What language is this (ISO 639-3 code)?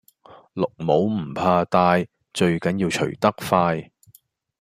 yue